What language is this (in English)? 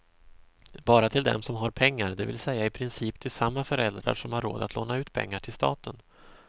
Swedish